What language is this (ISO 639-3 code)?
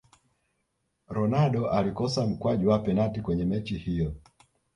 swa